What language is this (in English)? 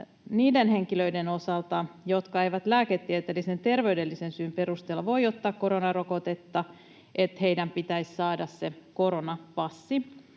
Finnish